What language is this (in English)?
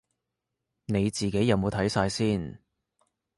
Cantonese